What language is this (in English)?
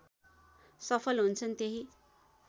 Nepali